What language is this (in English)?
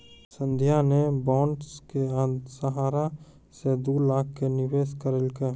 Maithili